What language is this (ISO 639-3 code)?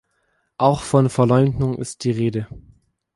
deu